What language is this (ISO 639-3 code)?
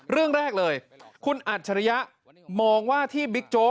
tha